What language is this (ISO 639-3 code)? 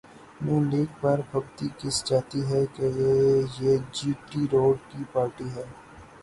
urd